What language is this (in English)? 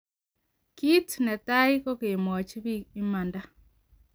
Kalenjin